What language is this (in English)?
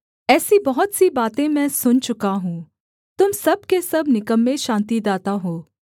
Hindi